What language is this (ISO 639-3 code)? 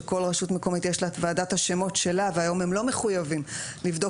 heb